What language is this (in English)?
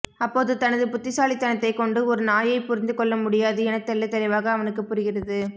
Tamil